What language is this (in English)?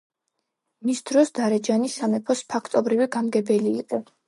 Georgian